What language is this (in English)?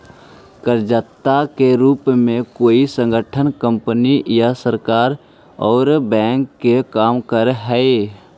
Magahi